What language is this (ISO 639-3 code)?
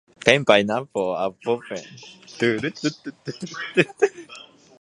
jpn